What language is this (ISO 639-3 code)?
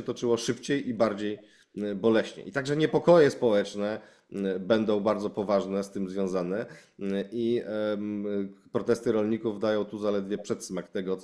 pol